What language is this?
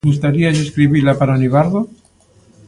Galician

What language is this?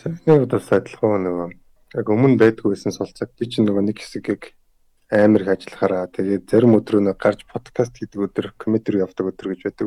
Korean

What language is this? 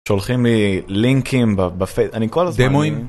Hebrew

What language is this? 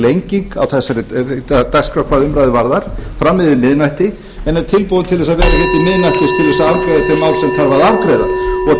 Icelandic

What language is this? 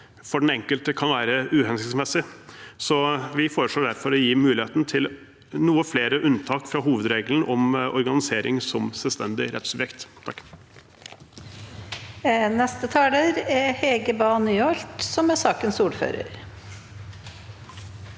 Norwegian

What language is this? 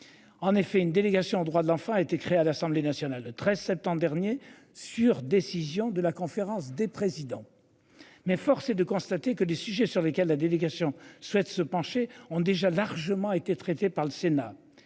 French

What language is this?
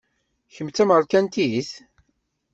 Kabyle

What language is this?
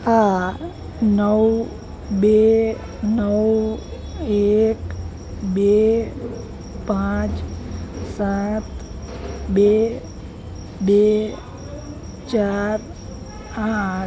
Gujarati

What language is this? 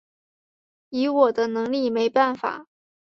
Chinese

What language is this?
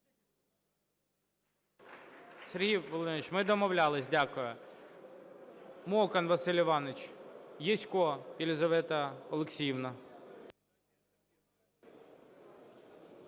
Ukrainian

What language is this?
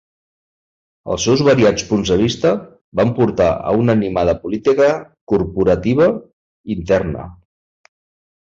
Catalan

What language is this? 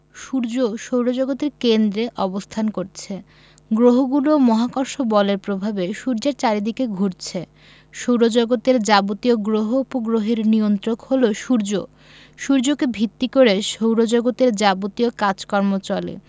Bangla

